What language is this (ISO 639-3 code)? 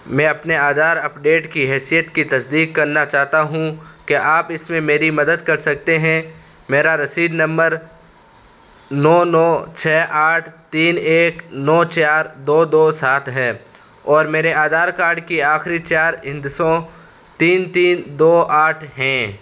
urd